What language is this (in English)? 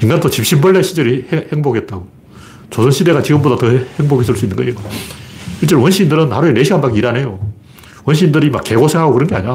Korean